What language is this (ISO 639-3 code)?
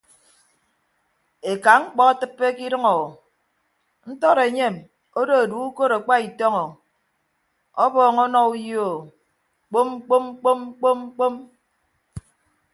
ibb